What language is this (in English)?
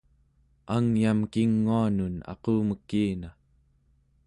Central Yupik